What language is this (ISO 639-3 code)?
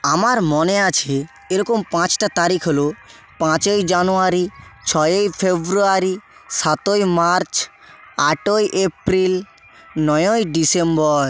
ben